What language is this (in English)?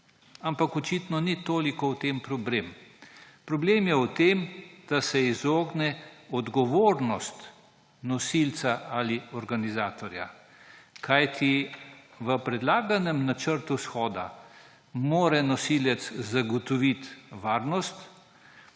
Slovenian